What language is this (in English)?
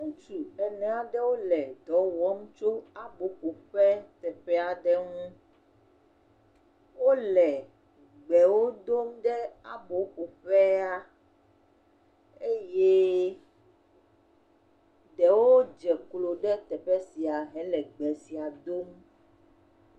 Ewe